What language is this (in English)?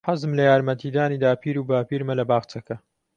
Central Kurdish